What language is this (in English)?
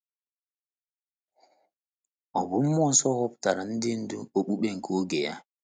Igbo